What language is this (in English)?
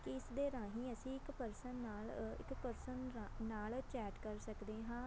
Punjabi